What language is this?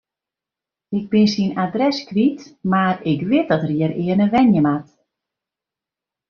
Western Frisian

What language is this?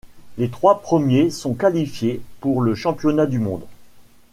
French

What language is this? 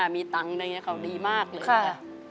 Thai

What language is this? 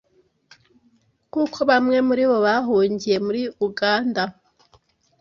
Kinyarwanda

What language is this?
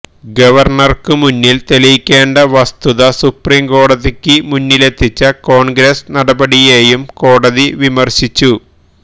Malayalam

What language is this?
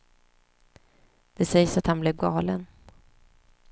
Swedish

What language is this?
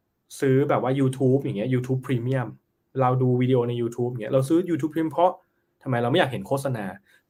Thai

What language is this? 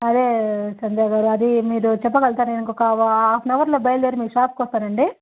Telugu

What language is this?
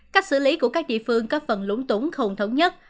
Vietnamese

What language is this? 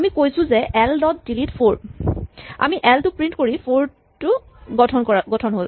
Assamese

